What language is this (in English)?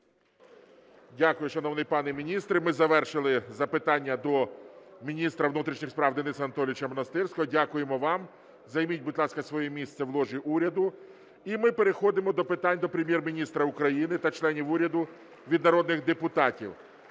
Ukrainian